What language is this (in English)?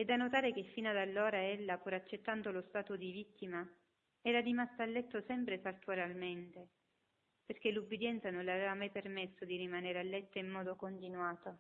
Italian